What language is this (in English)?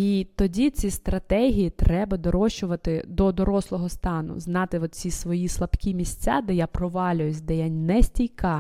Ukrainian